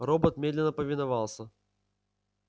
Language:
Russian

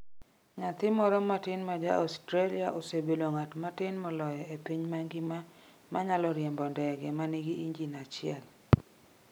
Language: Luo (Kenya and Tanzania)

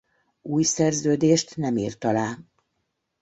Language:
Hungarian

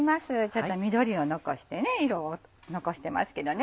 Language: Japanese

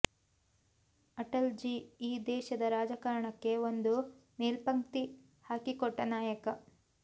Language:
Kannada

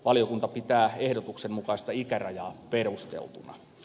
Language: Finnish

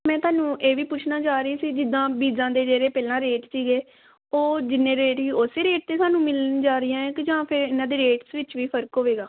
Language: Punjabi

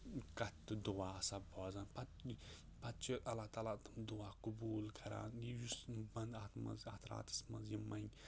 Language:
Kashmiri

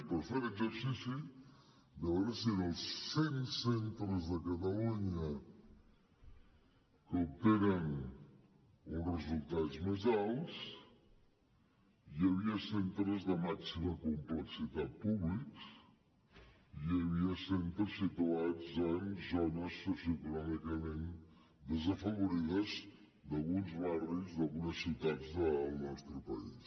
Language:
Catalan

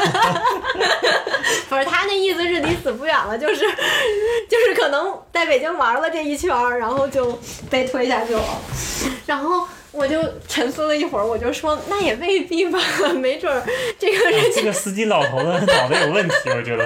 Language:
Chinese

